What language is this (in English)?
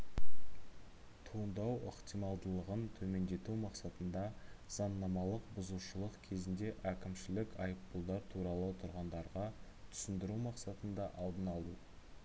Kazakh